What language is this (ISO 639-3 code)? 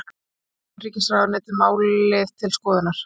isl